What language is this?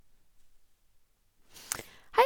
Norwegian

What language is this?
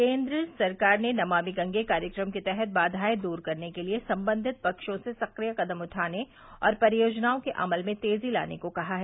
Hindi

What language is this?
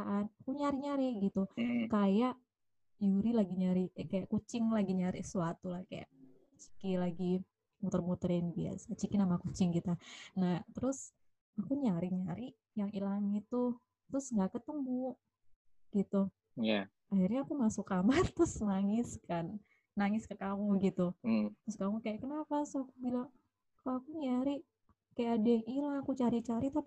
Indonesian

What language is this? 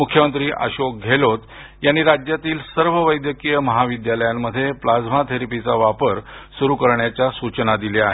Marathi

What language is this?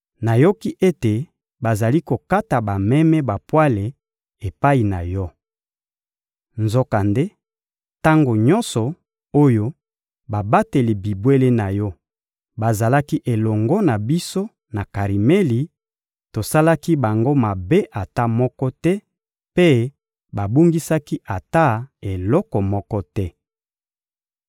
Lingala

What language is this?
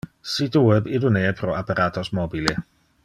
Interlingua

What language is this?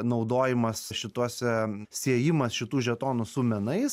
Lithuanian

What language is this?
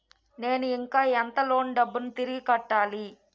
Telugu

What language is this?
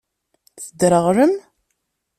Kabyle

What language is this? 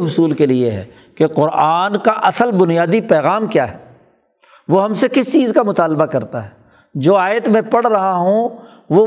Urdu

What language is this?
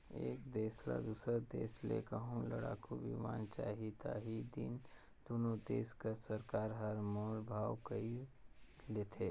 Chhattisgarhi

